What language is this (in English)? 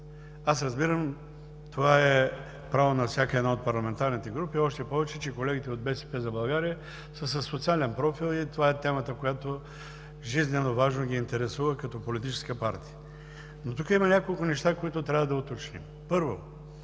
Bulgarian